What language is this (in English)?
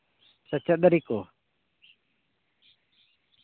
Santali